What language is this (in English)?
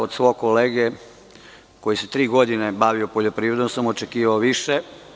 Serbian